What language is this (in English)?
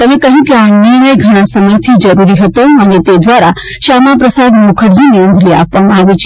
Gujarati